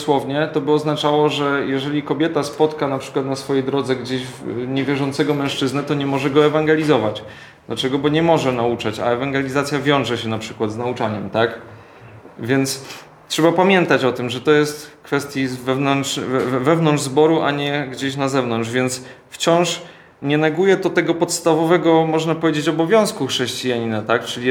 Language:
Polish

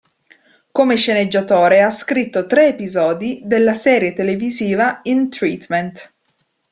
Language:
Italian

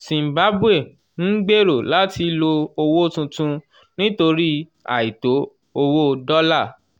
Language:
Yoruba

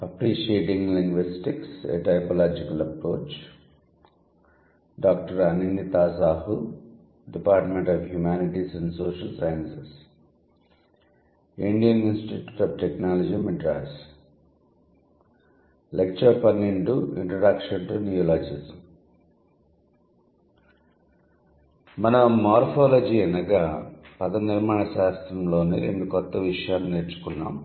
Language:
Telugu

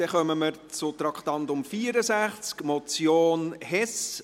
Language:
Swiss German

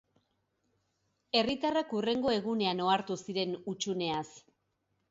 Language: Basque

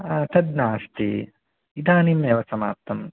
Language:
Sanskrit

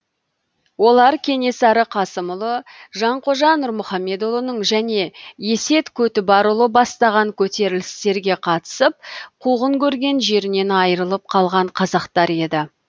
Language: Kazakh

